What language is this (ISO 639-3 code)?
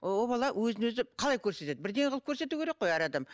kaz